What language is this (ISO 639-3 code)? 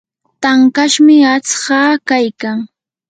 qur